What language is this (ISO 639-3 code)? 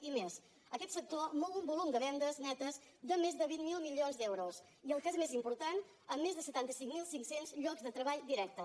cat